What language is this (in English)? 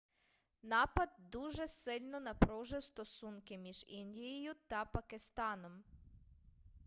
Ukrainian